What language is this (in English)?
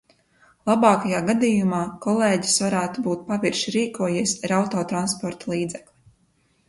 Latvian